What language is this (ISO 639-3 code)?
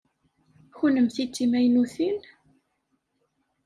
kab